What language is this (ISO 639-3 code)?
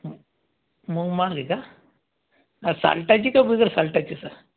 mar